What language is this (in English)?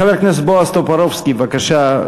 Hebrew